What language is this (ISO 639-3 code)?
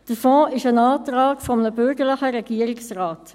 gsw